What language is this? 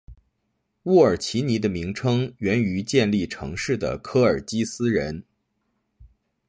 Chinese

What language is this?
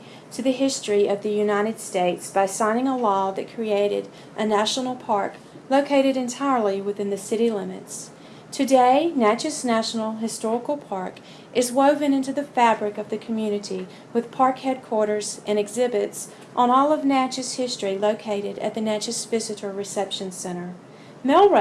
English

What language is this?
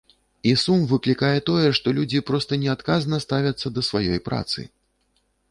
Belarusian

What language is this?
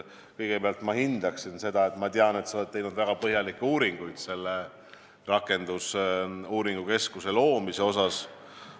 Estonian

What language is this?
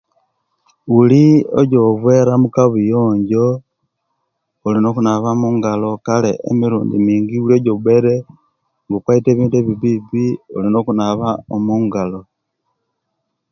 Kenyi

